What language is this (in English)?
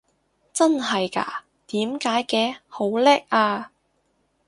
Cantonese